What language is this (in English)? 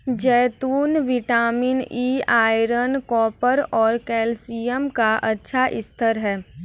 Hindi